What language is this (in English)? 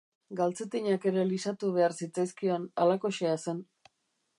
Basque